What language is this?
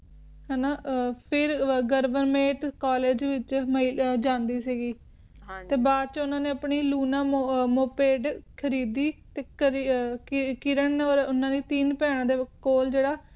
Punjabi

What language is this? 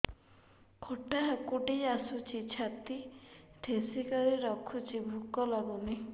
Odia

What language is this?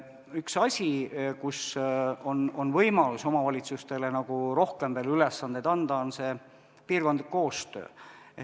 Estonian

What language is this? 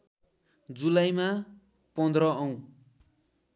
Nepali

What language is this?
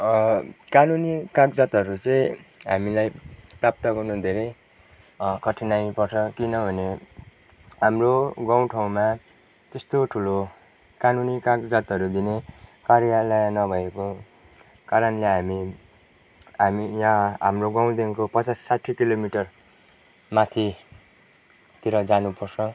Nepali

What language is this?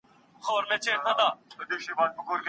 Pashto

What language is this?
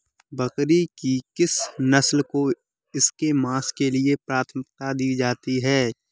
Hindi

